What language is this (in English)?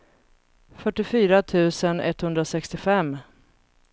Swedish